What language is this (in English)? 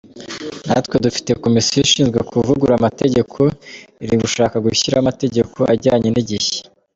Kinyarwanda